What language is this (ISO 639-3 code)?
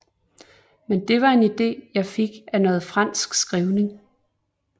dan